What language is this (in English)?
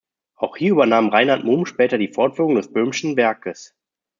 German